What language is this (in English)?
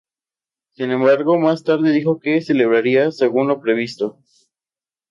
Spanish